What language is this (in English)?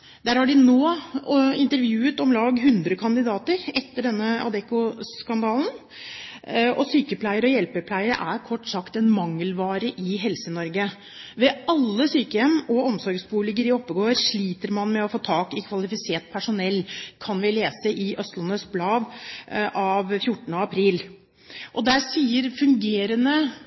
Norwegian Bokmål